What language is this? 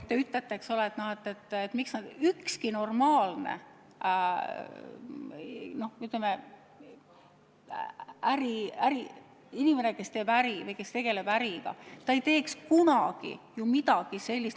Estonian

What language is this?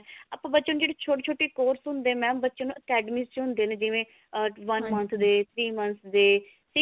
Punjabi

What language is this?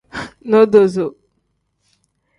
Tem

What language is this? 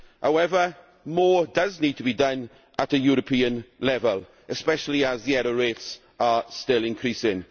English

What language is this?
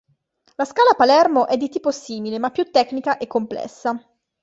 Italian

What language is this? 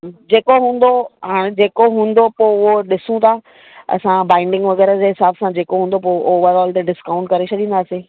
Sindhi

